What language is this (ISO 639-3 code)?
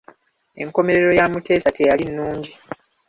lug